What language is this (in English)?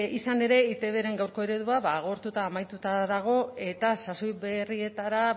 Basque